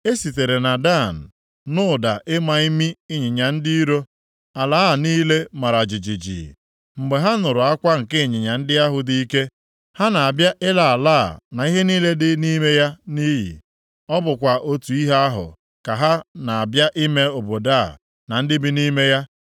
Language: Igbo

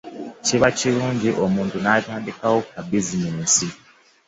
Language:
Ganda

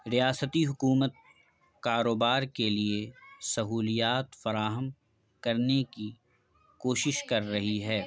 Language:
Urdu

